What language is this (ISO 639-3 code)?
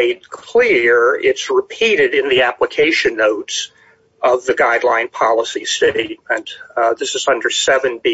eng